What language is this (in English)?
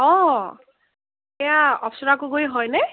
Assamese